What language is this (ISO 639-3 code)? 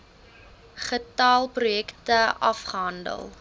afr